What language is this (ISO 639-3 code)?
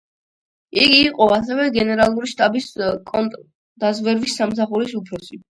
kat